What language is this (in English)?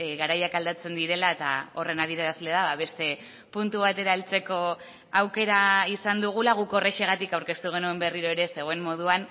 Basque